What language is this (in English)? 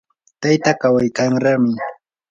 Yanahuanca Pasco Quechua